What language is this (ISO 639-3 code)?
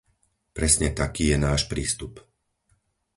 slk